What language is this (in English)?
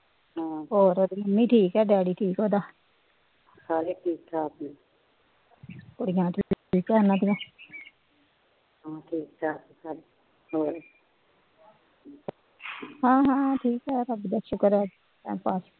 Punjabi